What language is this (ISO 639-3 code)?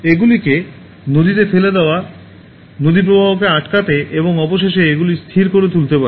ben